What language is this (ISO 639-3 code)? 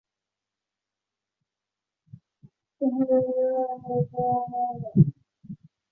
zho